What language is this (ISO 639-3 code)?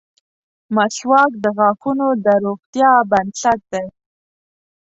pus